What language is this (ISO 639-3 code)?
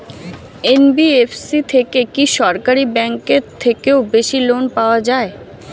ben